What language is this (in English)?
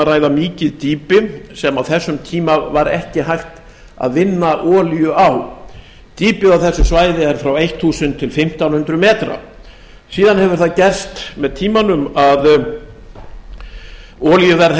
Icelandic